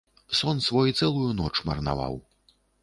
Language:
Belarusian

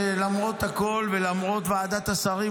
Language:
Hebrew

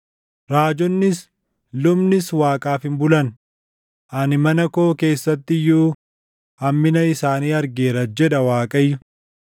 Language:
Oromo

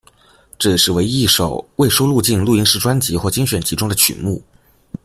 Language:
Chinese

